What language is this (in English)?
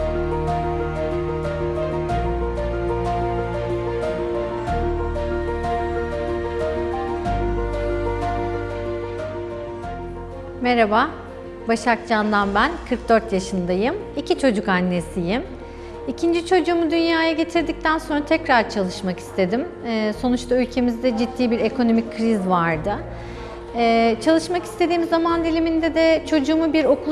Turkish